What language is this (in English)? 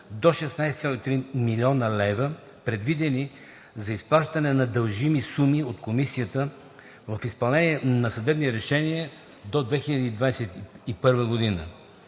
Bulgarian